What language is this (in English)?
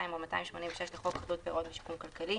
Hebrew